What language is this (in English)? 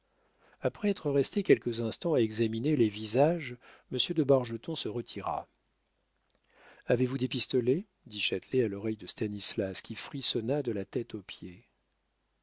French